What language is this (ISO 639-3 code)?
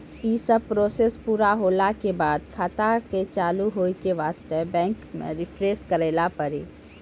mai